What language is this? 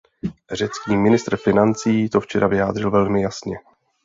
Czech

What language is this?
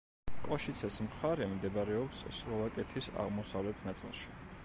Georgian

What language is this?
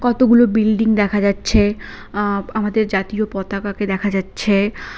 Bangla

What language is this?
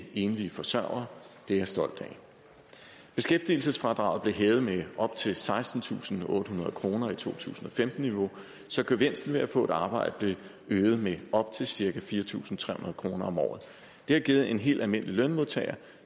Danish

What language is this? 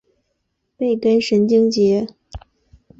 Chinese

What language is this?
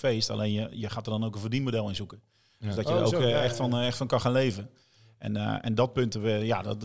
Dutch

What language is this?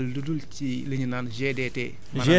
Wolof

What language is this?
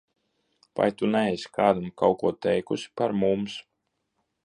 Latvian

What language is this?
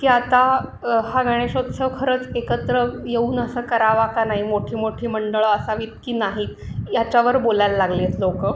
Marathi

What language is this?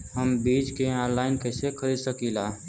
Bhojpuri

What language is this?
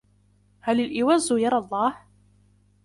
Arabic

